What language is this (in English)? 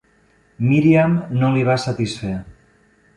Catalan